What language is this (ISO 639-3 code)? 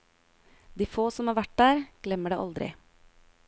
nor